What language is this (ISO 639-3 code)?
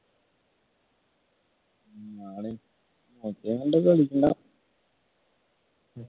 mal